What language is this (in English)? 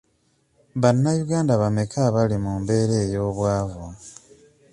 Ganda